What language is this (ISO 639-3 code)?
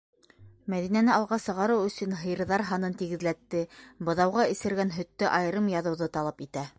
bak